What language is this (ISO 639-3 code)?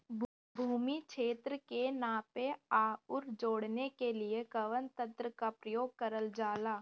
bho